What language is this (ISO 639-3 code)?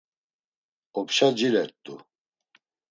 lzz